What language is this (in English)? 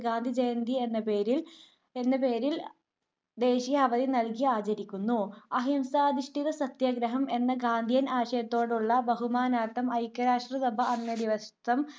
Malayalam